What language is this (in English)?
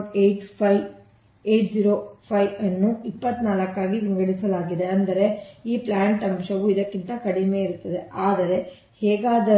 Kannada